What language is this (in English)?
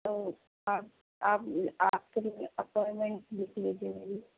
Urdu